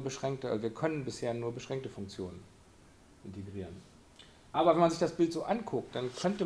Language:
German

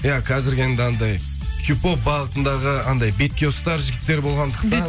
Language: Kazakh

